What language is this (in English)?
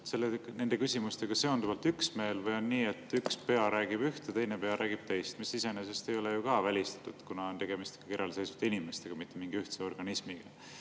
Estonian